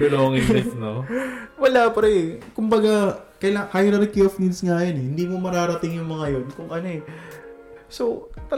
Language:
Filipino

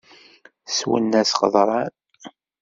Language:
Kabyle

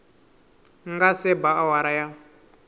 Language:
Tsonga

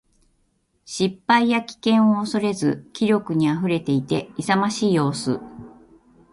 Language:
Japanese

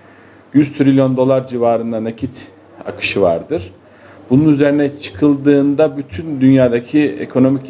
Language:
Turkish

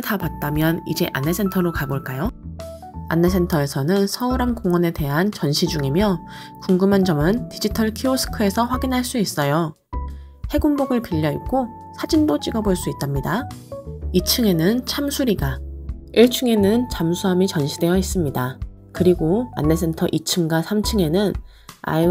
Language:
Korean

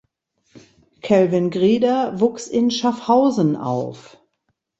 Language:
German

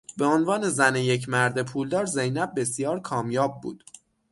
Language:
Persian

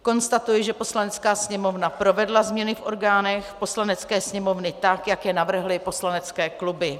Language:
Czech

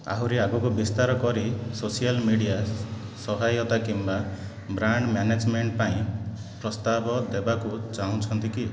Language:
Odia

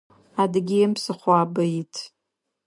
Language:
Adyghe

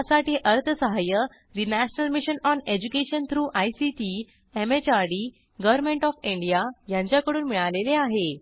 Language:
Marathi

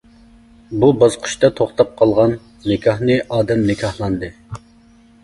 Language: Uyghur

